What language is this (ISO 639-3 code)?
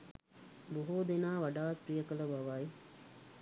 sin